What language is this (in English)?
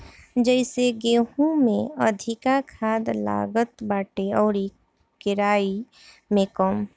Bhojpuri